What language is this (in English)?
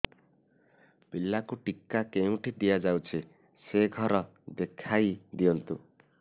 Odia